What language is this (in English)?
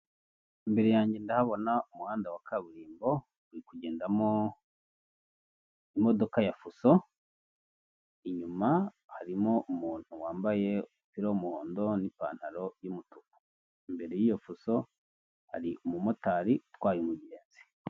Kinyarwanda